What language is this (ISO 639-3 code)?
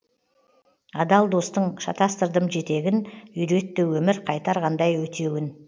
kaz